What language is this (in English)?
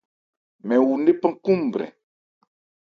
Ebrié